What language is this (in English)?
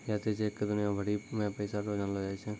Maithili